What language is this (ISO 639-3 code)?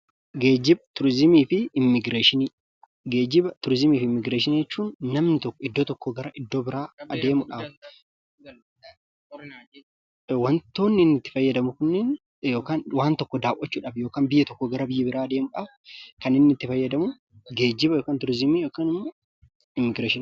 orm